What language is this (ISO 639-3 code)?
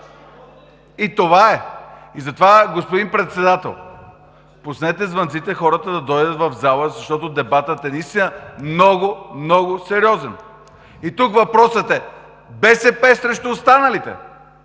bul